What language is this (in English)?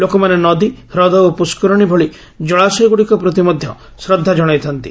Odia